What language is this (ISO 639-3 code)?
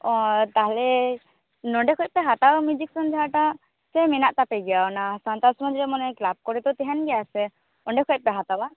sat